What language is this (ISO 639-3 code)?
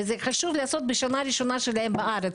heb